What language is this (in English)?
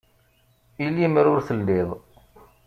Kabyle